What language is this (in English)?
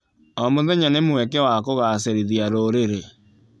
Kikuyu